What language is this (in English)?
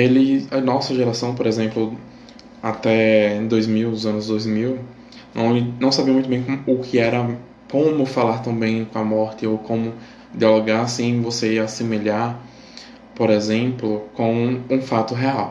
Portuguese